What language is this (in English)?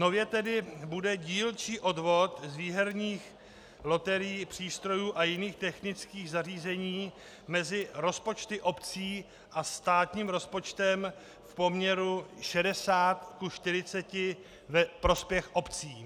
Czech